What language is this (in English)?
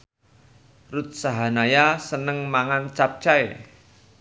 Javanese